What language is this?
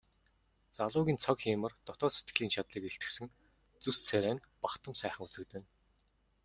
Mongolian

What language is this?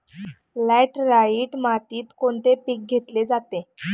Marathi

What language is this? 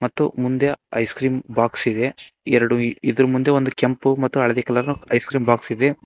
Kannada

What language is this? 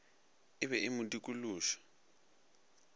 Northern Sotho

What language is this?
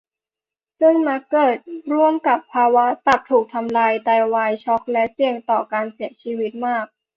Thai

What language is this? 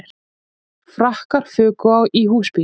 Icelandic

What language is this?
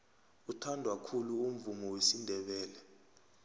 South Ndebele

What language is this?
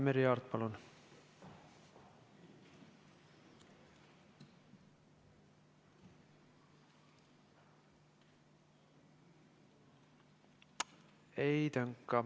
Estonian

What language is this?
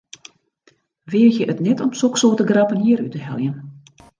Western Frisian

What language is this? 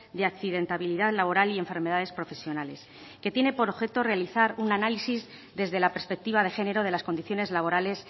Spanish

